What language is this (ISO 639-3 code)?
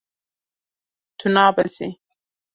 kur